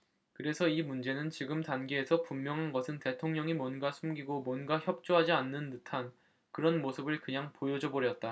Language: Korean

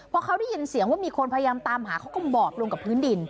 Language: Thai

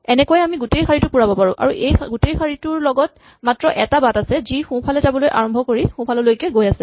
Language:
Assamese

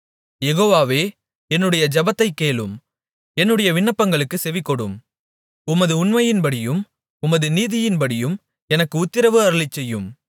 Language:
Tamil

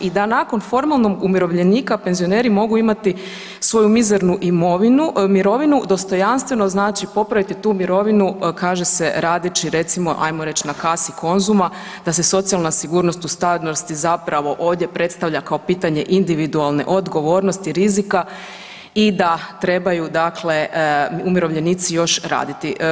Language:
Croatian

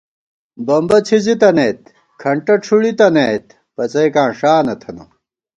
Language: Gawar-Bati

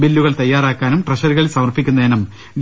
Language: Malayalam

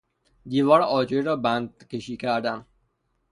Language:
Persian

